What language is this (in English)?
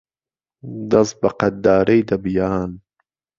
Central Kurdish